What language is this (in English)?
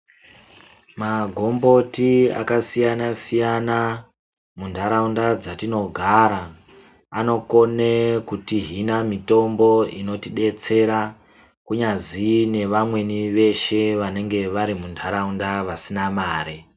Ndau